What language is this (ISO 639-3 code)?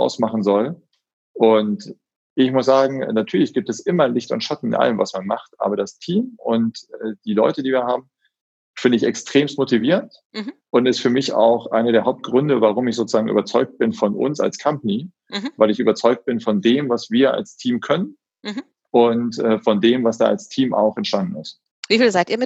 deu